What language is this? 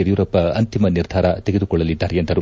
Kannada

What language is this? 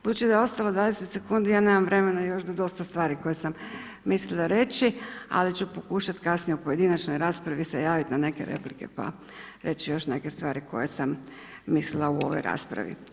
Croatian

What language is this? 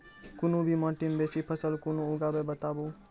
Maithili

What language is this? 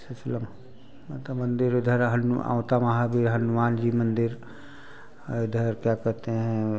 Hindi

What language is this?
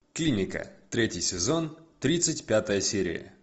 Russian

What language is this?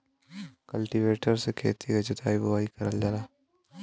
Bhojpuri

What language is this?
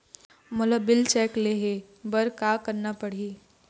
Chhattisgarhi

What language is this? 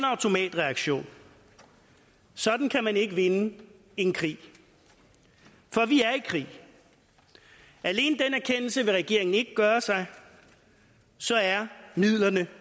Danish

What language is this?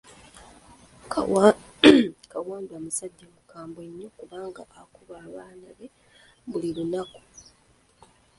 Ganda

